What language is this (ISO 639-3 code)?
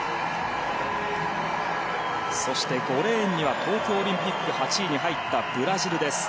jpn